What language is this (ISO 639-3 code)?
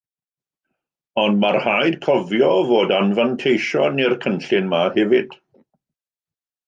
cym